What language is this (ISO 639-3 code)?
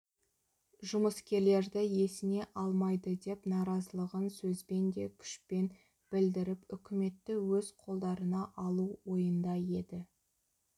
kaz